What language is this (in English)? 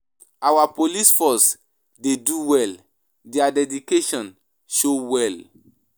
Nigerian Pidgin